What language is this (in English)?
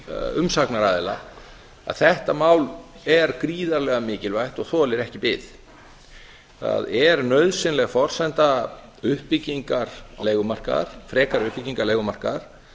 Icelandic